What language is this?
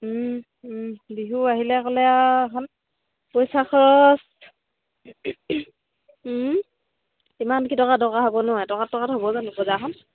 Assamese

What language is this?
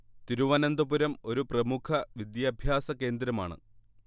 Malayalam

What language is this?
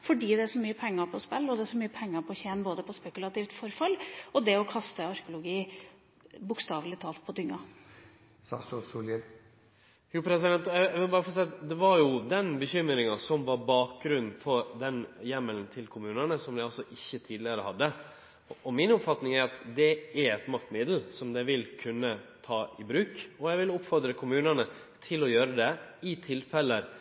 Norwegian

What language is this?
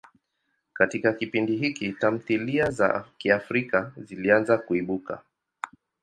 Swahili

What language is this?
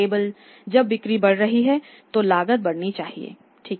Hindi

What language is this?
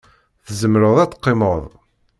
Kabyle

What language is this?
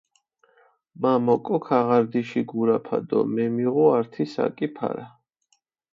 Mingrelian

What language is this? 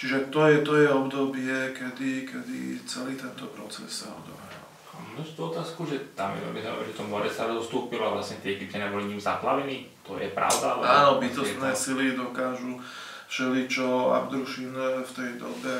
Slovak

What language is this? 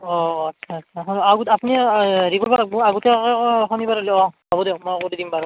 Assamese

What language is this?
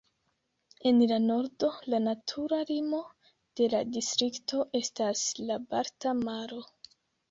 Esperanto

